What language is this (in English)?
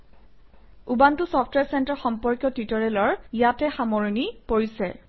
Assamese